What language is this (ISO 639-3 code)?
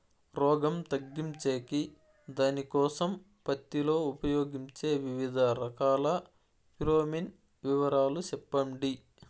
tel